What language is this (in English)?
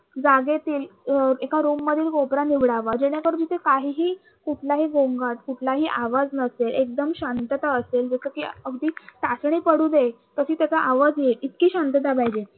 Marathi